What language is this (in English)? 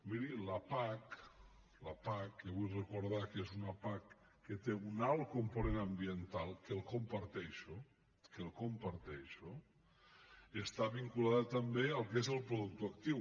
Catalan